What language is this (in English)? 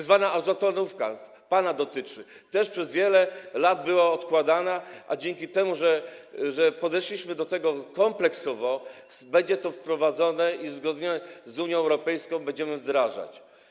Polish